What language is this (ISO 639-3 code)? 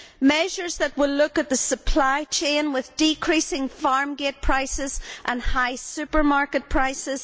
eng